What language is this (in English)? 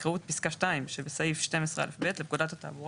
Hebrew